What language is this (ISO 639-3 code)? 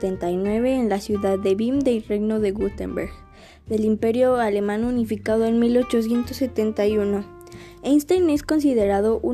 spa